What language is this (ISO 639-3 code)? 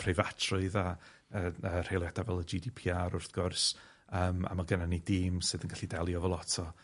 cym